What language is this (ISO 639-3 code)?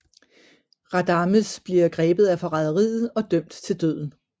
dan